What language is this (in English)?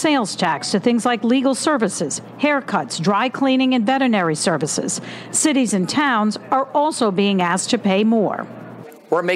English